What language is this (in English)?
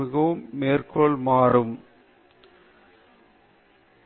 Tamil